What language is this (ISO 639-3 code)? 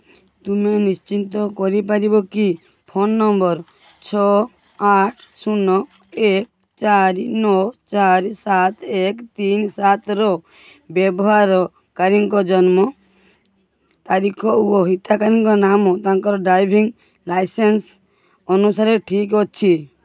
ori